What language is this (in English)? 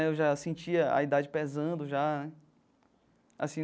Portuguese